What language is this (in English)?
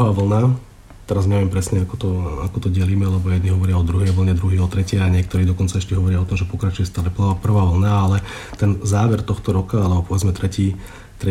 Slovak